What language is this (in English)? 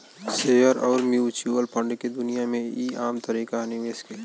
Bhojpuri